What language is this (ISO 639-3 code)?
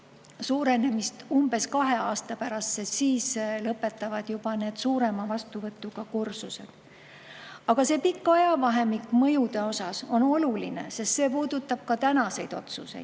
est